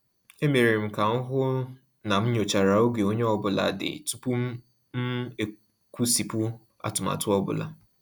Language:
Igbo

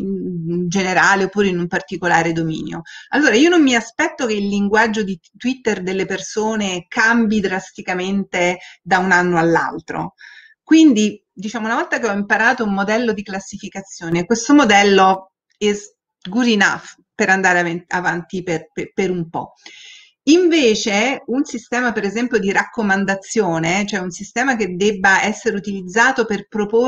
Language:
Italian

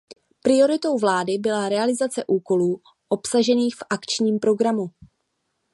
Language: Czech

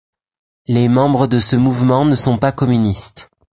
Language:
French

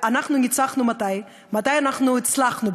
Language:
Hebrew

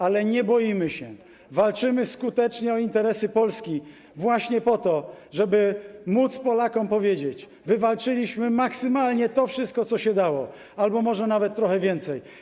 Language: Polish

